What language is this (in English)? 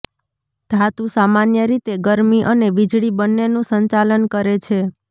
Gujarati